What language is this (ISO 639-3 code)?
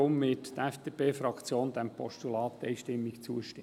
gsw